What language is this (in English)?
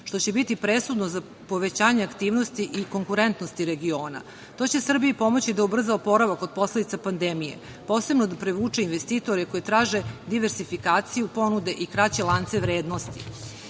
Serbian